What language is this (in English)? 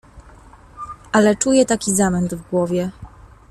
Polish